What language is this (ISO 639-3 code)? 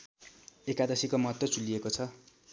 nep